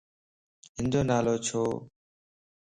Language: Lasi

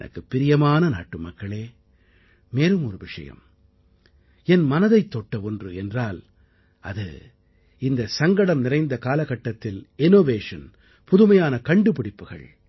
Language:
Tamil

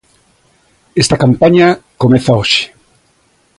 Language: Galician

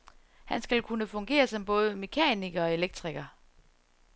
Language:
Danish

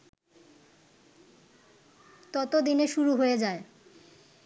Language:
Bangla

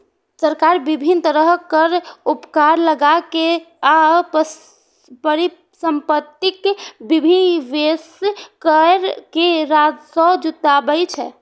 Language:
Maithili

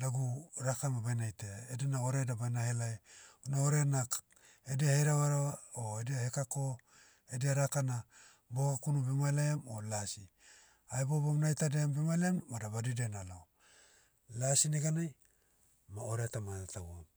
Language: Motu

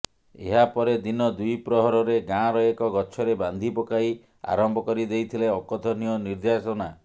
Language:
Odia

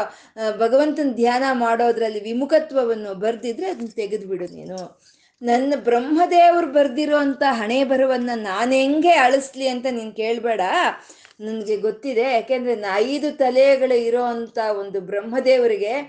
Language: Kannada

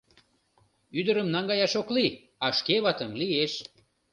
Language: Mari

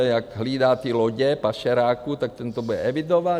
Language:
Czech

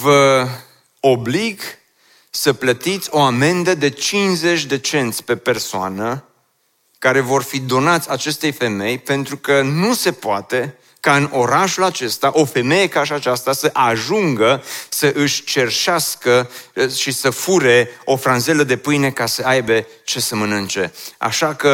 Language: Romanian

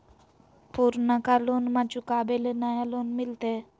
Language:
Magahi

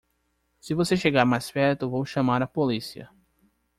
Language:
Portuguese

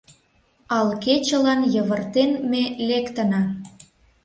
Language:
Mari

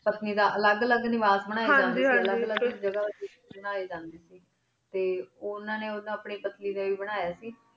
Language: Punjabi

